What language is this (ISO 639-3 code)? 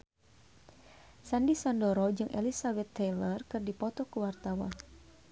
sun